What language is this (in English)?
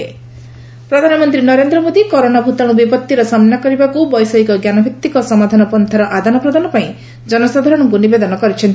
Odia